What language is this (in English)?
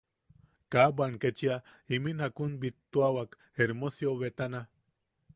Yaqui